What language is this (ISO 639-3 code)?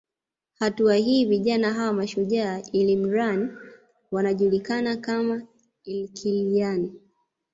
swa